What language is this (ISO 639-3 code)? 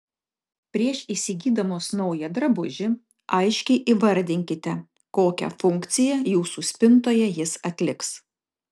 lit